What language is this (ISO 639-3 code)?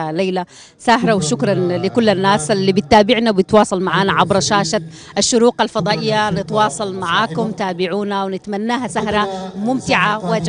ara